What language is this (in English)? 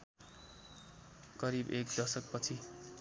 Nepali